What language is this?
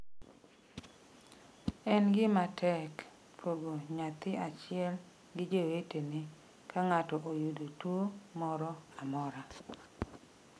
Luo (Kenya and Tanzania)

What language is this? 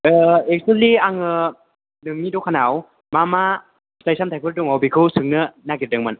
Bodo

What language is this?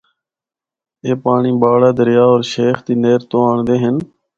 Northern Hindko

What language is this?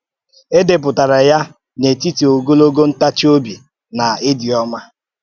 Igbo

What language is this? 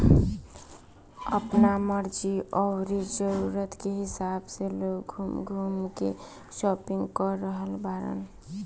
Bhojpuri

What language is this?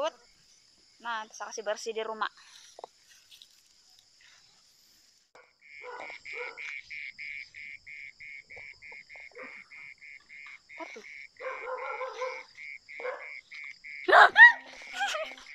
Indonesian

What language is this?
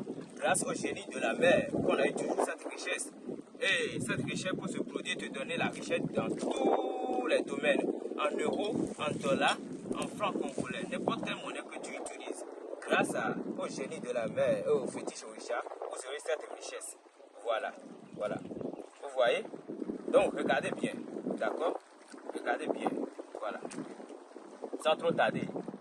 French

